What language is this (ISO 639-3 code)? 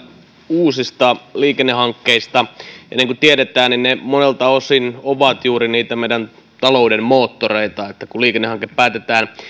fin